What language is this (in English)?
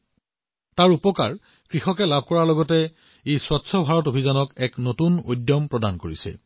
Assamese